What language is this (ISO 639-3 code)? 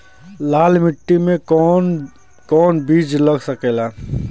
bho